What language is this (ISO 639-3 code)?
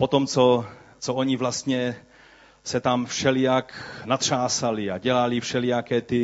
ces